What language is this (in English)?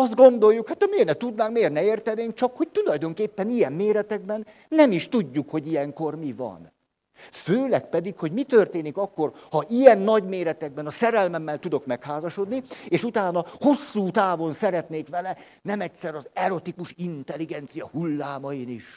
Hungarian